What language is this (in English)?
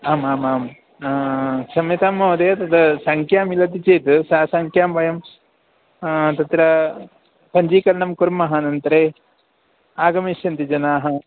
Sanskrit